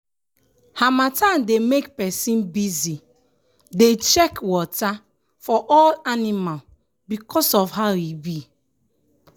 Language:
Nigerian Pidgin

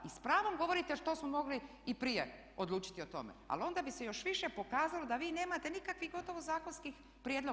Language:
Croatian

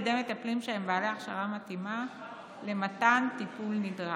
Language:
Hebrew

